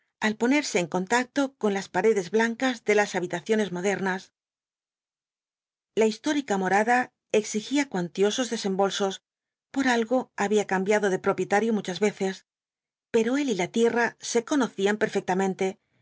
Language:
Spanish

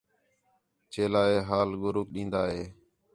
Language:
Khetrani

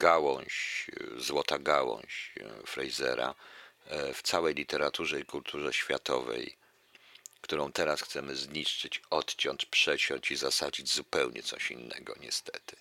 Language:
Polish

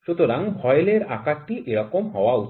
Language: Bangla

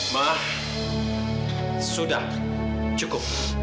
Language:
Indonesian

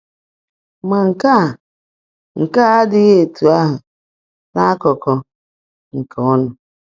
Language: Igbo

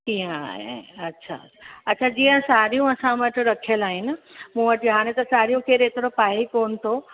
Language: Sindhi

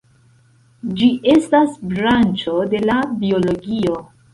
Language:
Esperanto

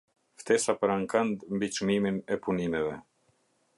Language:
Albanian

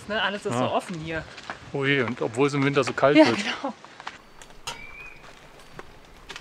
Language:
German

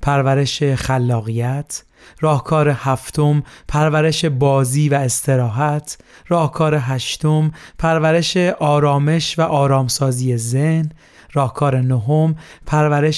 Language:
Persian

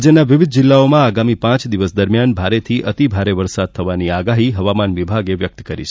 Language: Gujarati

